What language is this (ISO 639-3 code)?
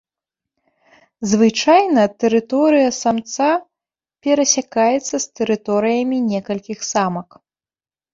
bel